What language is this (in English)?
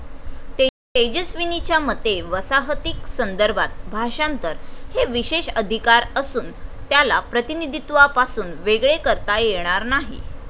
Marathi